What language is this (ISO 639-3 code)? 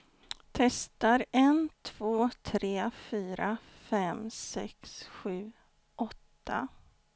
swe